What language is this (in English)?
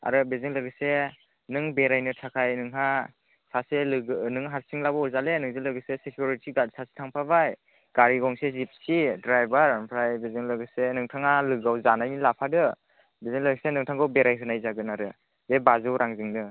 Bodo